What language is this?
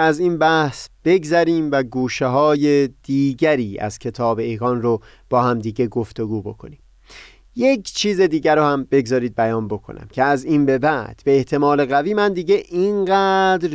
Persian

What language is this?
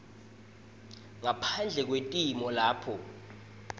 Swati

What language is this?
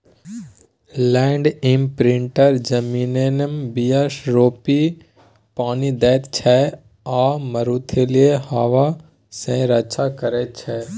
Maithili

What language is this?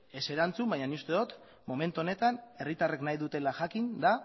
Basque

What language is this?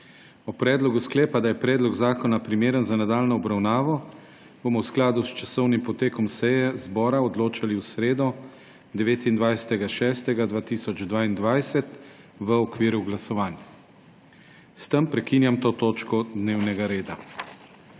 Slovenian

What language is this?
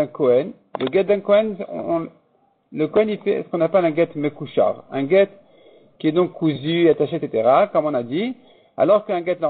French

